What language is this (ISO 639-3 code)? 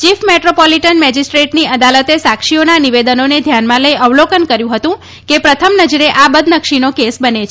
guj